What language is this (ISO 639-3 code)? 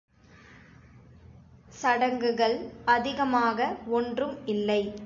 tam